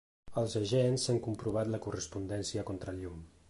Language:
Catalan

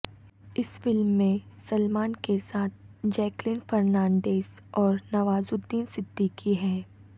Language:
Urdu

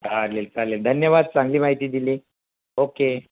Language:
Marathi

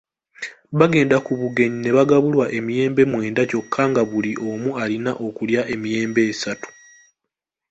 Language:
Ganda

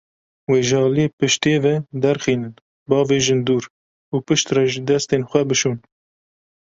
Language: Kurdish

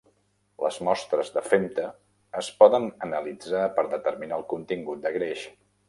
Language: Catalan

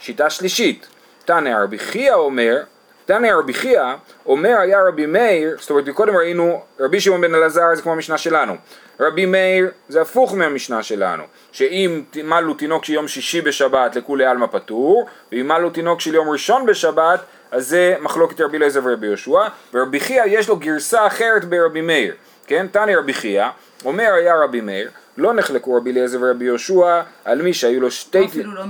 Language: Hebrew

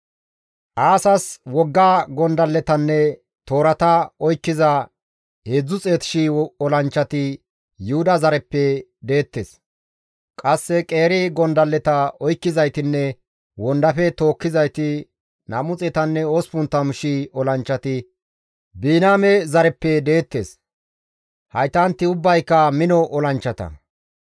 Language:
Gamo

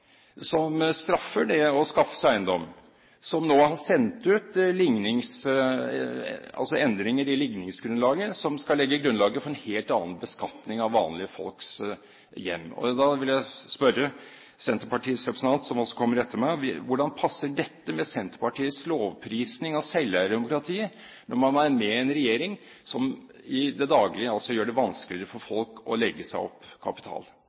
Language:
Norwegian Bokmål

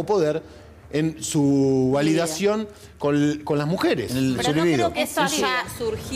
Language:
Spanish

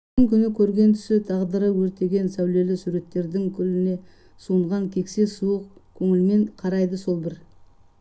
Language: Kazakh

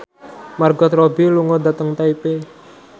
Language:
Javanese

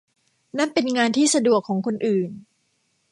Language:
Thai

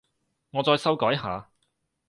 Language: Cantonese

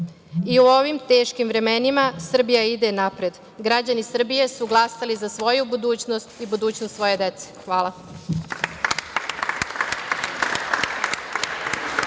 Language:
Serbian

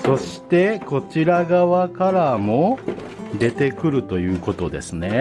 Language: Japanese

